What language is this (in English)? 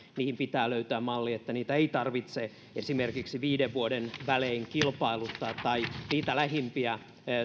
Finnish